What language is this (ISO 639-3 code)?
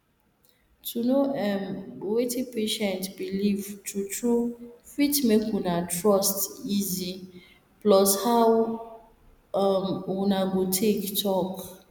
pcm